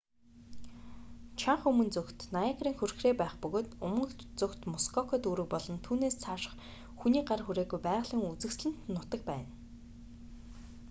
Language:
Mongolian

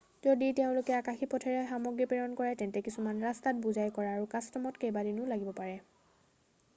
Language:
Assamese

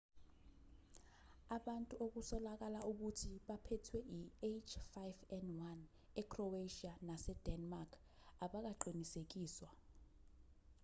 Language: Zulu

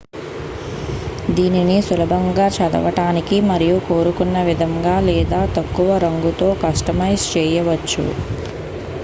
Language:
Telugu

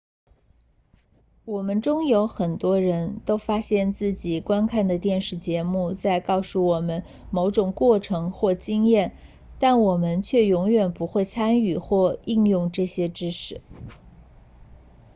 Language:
Chinese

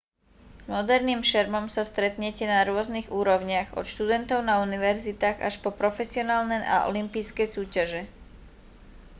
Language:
Slovak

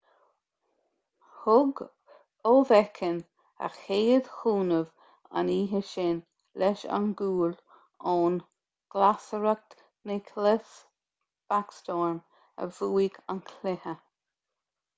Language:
Irish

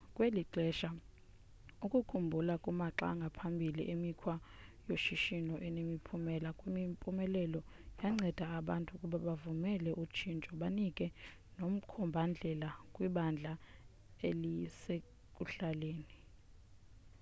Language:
Xhosa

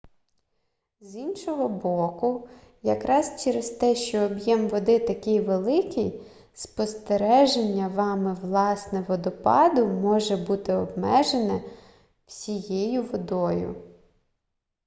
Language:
Ukrainian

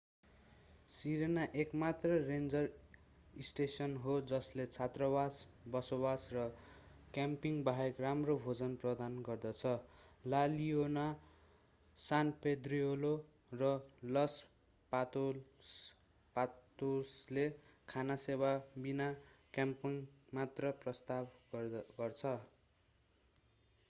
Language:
Nepali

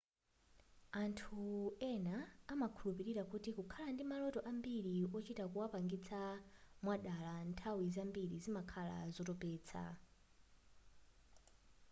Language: Nyanja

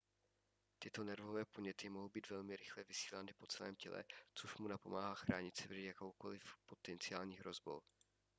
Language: Czech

